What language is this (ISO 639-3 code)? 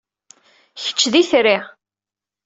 kab